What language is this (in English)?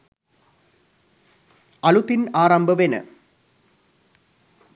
Sinhala